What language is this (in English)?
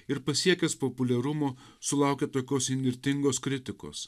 Lithuanian